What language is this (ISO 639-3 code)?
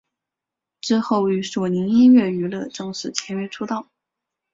zho